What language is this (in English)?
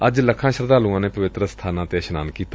Punjabi